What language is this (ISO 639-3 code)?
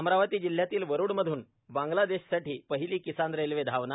mar